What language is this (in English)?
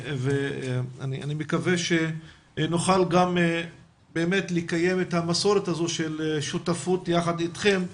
Hebrew